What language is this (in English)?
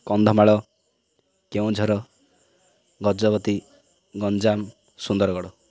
Odia